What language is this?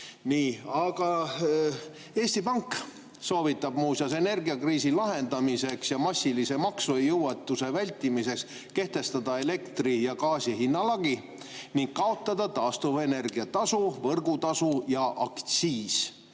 Estonian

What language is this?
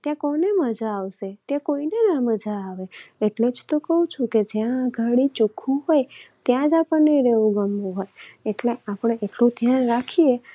Gujarati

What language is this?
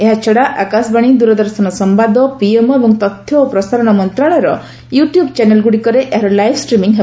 Odia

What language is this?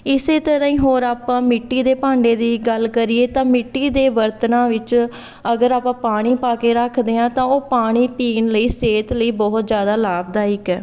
Punjabi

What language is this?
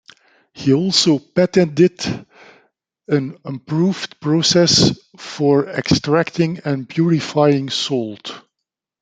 English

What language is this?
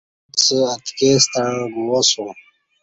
Kati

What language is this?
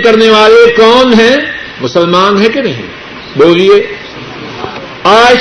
Urdu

